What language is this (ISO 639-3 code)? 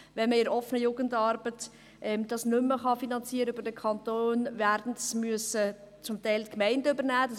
gsw